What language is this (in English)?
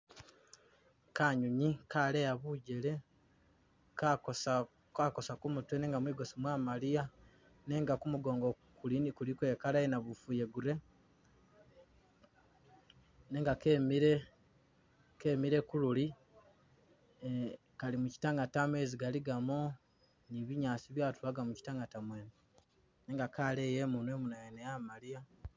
Masaaba